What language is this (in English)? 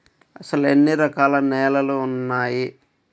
Telugu